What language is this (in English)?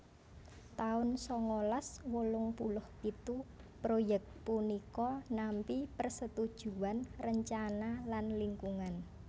Javanese